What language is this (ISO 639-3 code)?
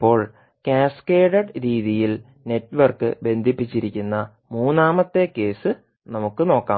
mal